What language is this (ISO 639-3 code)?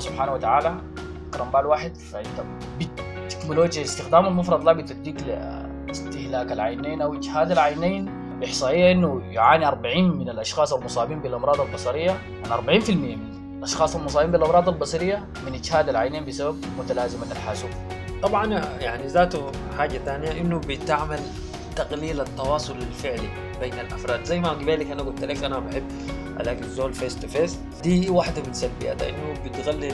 ara